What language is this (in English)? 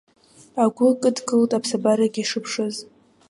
Abkhazian